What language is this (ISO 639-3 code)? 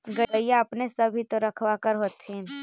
mag